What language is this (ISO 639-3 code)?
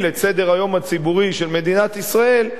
heb